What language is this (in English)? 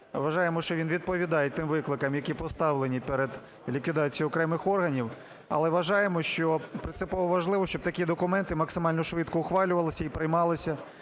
Ukrainian